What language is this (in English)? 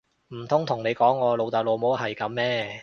Cantonese